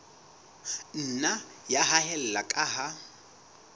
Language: Southern Sotho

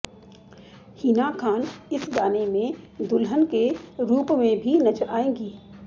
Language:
Hindi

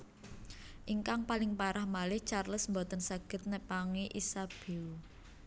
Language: Javanese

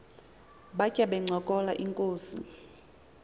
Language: Xhosa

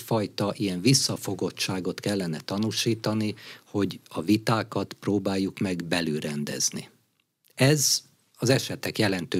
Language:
Hungarian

